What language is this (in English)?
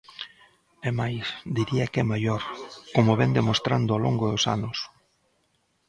Galician